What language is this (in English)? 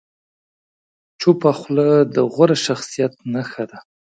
Pashto